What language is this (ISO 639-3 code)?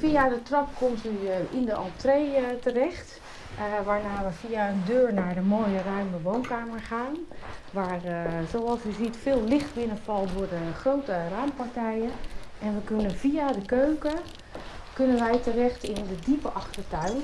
nld